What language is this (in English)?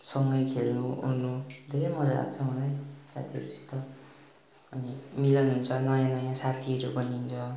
Nepali